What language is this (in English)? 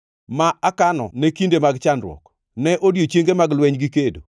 Luo (Kenya and Tanzania)